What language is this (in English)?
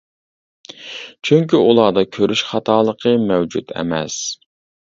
Uyghur